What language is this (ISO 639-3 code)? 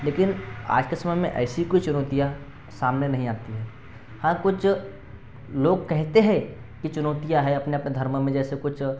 hin